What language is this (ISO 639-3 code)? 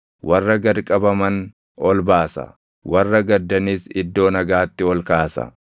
orm